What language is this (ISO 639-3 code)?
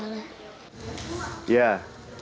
ind